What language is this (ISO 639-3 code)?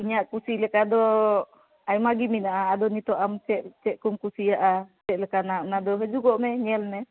sat